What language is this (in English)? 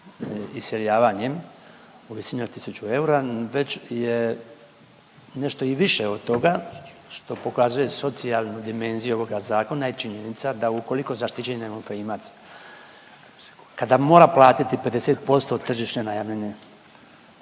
Croatian